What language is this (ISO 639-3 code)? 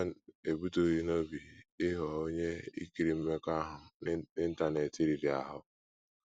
ibo